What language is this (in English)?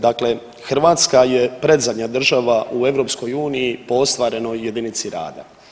Croatian